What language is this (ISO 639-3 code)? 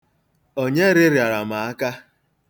ibo